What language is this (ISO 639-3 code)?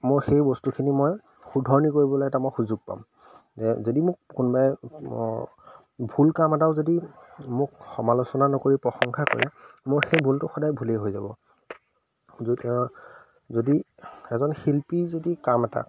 asm